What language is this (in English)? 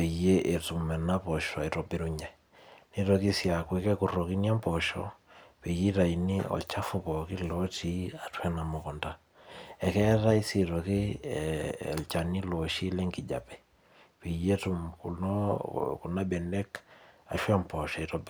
Masai